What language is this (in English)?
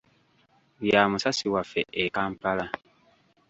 Ganda